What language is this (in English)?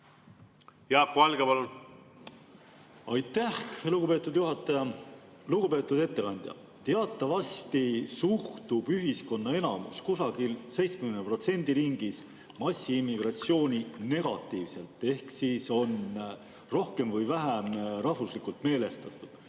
Estonian